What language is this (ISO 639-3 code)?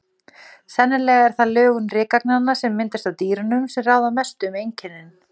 isl